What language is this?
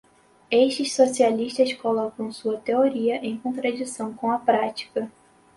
Portuguese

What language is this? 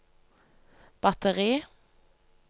Norwegian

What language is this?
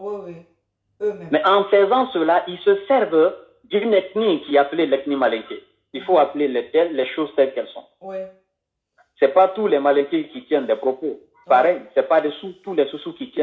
French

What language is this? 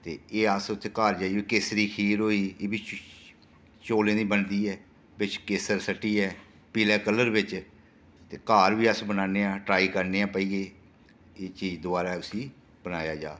Dogri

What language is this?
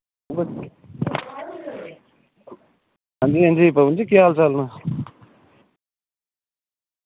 Dogri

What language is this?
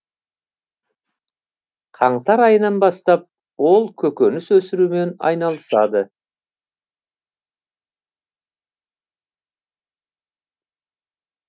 Kazakh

